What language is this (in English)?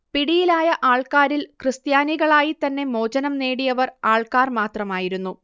Malayalam